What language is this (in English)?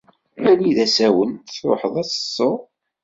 Kabyle